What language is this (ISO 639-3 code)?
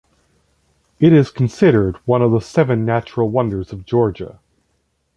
eng